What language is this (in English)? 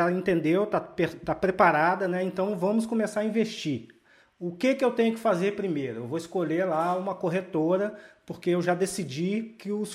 Portuguese